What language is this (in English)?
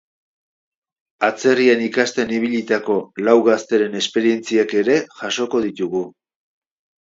Basque